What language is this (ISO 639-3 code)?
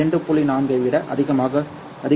tam